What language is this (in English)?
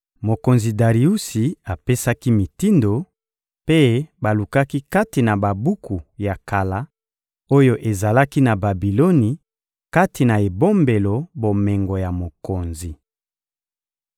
Lingala